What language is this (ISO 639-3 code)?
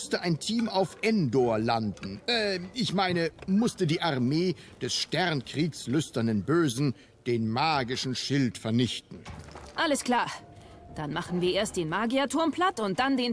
deu